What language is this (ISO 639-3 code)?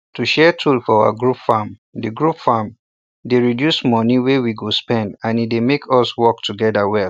pcm